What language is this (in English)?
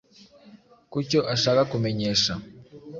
Kinyarwanda